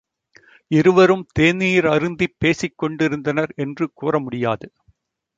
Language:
Tamil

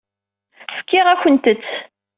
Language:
Kabyle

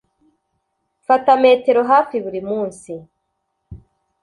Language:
Kinyarwanda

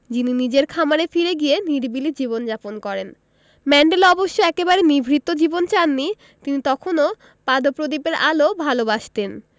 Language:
Bangla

